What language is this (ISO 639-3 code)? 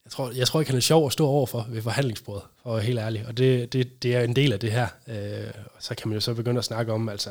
dan